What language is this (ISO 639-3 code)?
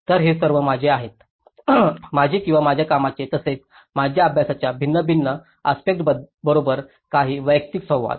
mar